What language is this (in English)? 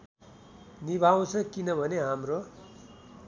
Nepali